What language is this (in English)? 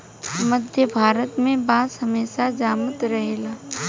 Bhojpuri